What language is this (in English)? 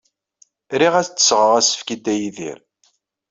Kabyle